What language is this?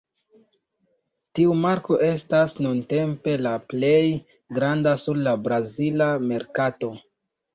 Esperanto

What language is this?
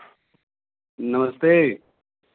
Hindi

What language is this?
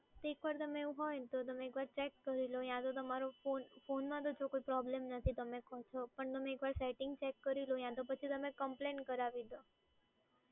Gujarati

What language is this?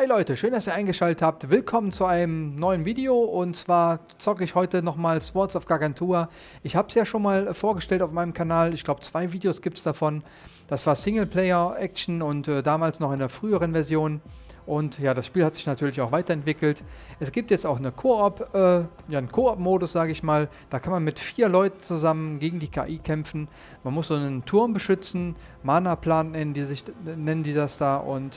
German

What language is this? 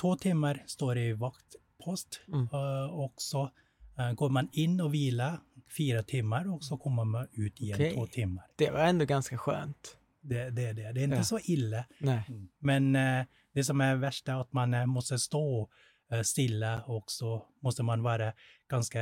Swedish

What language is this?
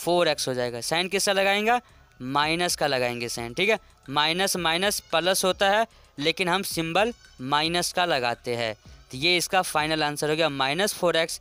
Hindi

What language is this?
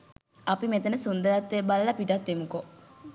Sinhala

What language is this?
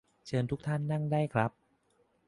Thai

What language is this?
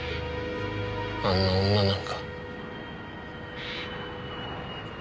Japanese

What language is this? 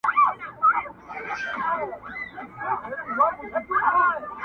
Pashto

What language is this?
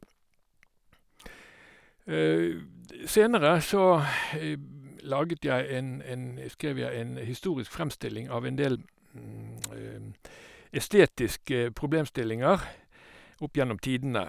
Norwegian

